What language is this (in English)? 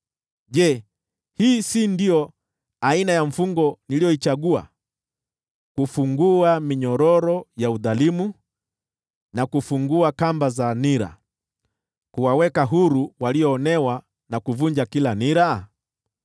Swahili